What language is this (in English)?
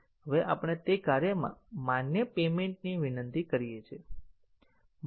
Gujarati